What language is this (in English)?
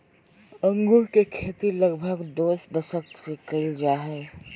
Magahi